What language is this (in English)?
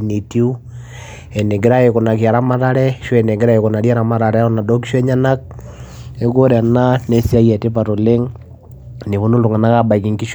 Masai